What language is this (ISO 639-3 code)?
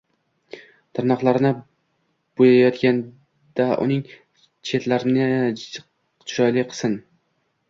uzb